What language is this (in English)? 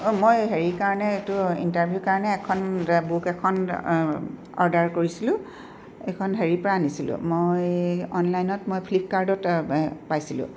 Assamese